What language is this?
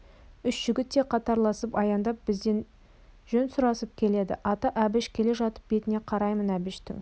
Kazakh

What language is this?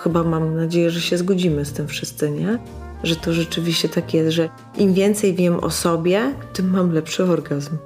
Polish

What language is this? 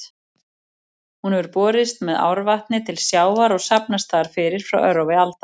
Icelandic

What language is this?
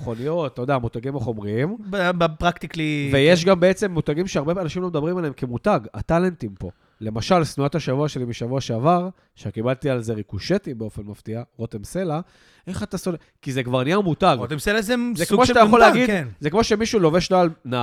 Hebrew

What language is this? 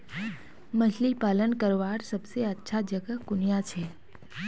Magahi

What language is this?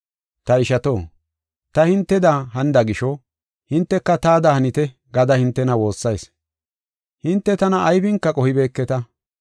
Gofa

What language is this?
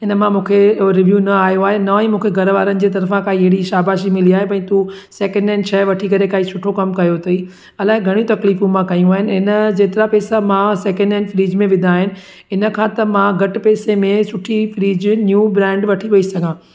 Sindhi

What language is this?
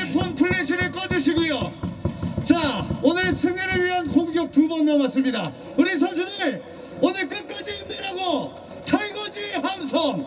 Korean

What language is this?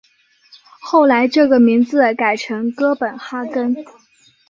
Chinese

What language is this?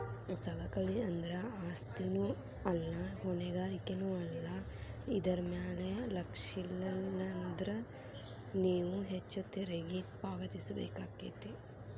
Kannada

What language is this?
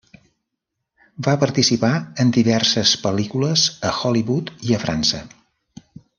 Catalan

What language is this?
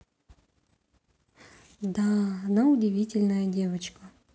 Russian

